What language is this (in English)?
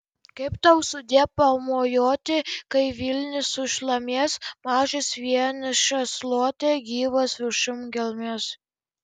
Lithuanian